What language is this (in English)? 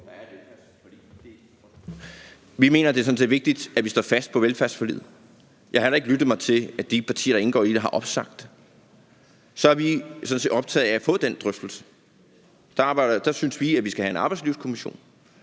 Danish